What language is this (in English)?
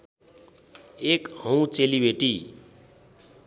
Nepali